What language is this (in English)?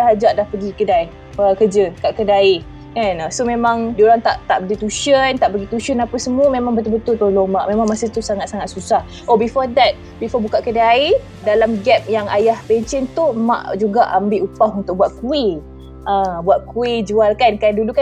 Malay